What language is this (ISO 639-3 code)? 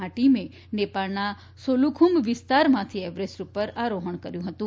guj